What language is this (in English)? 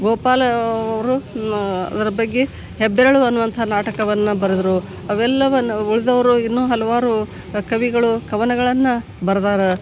Kannada